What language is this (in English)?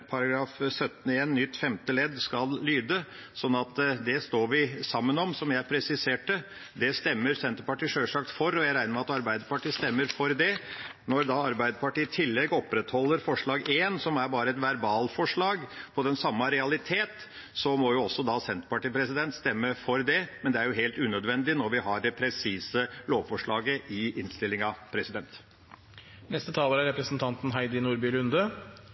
Norwegian Bokmål